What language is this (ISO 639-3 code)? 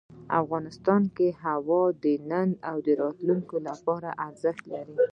pus